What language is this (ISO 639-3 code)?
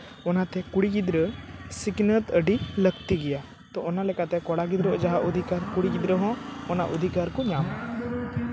sat